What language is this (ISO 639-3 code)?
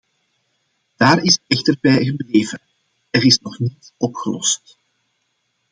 nld